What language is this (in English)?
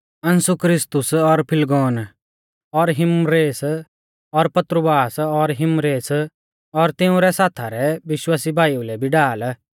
Mahasu Pahari